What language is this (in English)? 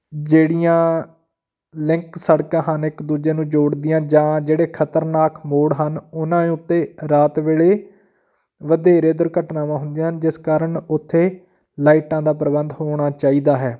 Punjabi